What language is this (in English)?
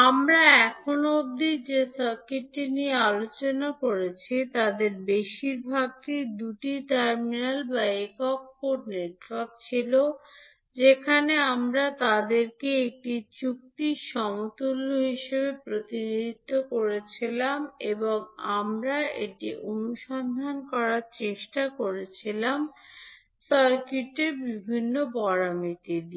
Bangla